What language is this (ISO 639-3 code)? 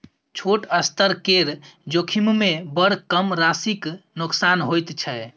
mai